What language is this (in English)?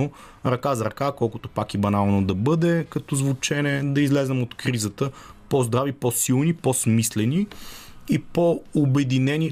Bulgarian